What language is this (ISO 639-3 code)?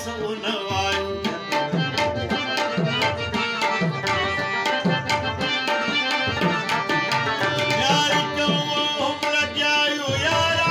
ron